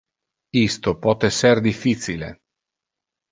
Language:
Interlingua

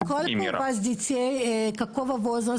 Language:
Hebrew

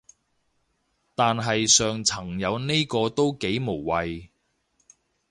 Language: Cantonese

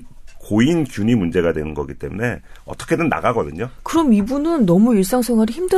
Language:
Korean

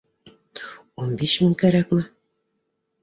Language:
Bashkir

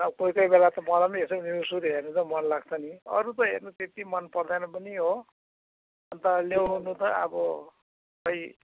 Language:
Nepali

